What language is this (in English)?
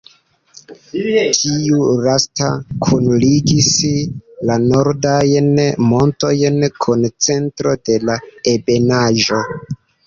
Esperanto